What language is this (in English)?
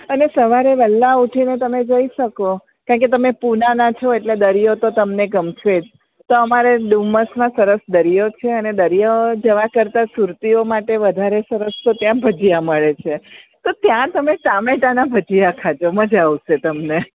Gujarati